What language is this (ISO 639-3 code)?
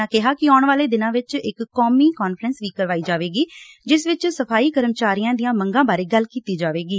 pan